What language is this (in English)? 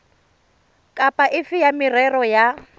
Tswana